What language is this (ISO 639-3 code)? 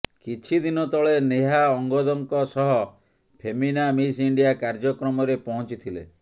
ori